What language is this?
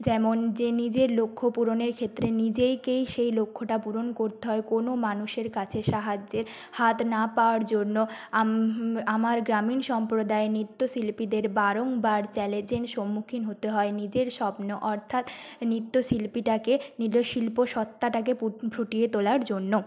Bangla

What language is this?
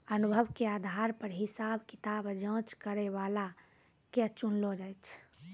Maithili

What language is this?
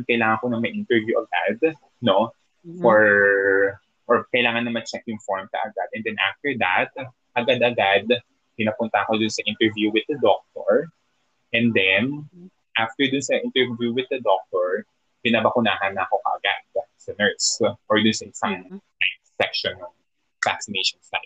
Filipino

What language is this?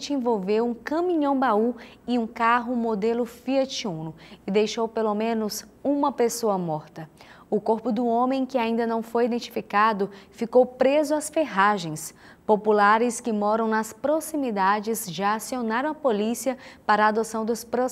Portuguese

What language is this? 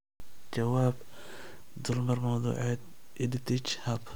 Somali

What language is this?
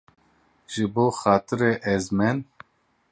Kurdish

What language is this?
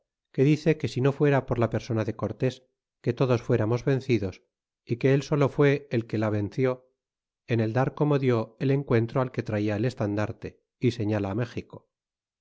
Spanish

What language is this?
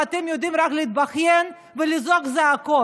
Hebrew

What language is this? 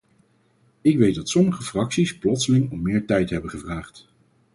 Dutch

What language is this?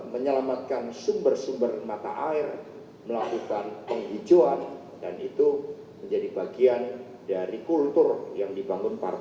Indonesian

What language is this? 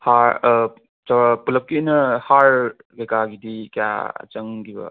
Manipuri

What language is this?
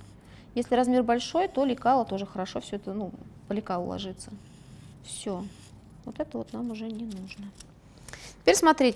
Russian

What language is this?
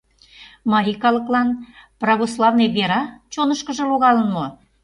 Mari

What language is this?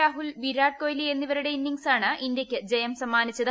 Malayalam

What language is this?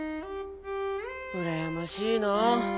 Japanese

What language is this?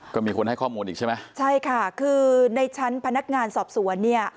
Thai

